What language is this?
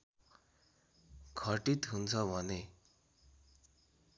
Nepali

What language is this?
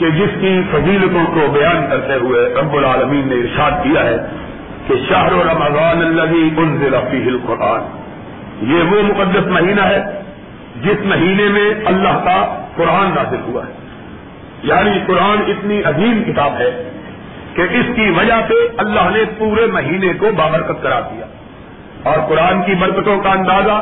Urdu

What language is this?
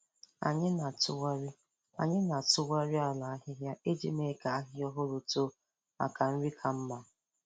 Igbo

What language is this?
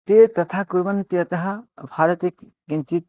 Sanskrit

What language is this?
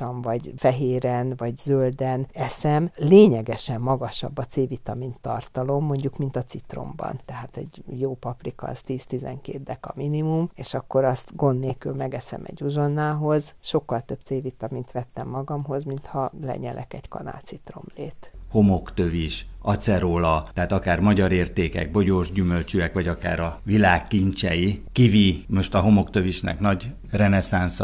Hungarian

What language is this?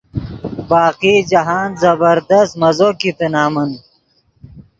Yidgha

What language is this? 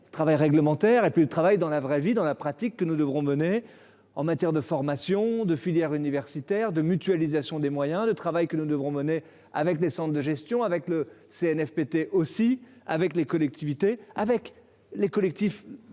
French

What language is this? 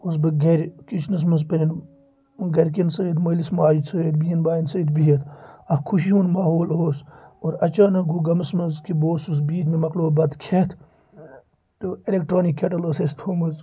Kashmiri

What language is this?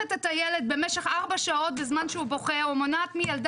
Hebrew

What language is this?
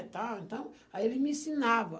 Portuguese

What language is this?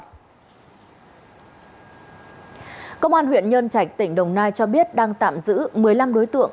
Vietnamese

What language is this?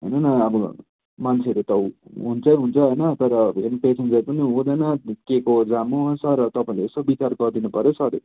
Nepali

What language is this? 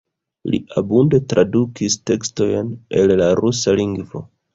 Esperanto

